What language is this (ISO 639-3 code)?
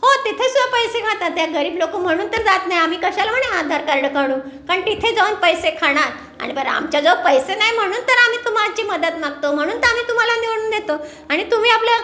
mar